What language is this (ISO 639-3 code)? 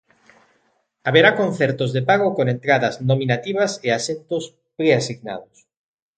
glg